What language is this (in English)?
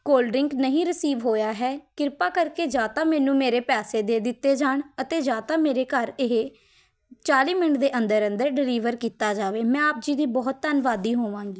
Punjabi